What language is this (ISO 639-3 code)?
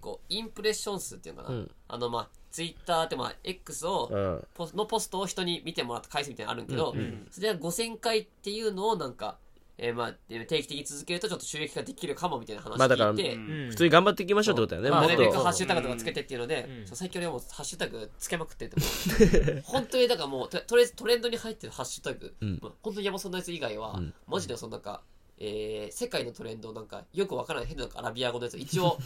jpn